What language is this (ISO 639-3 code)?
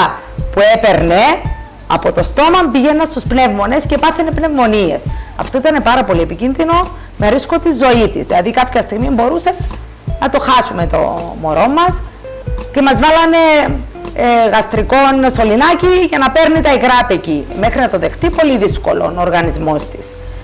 ell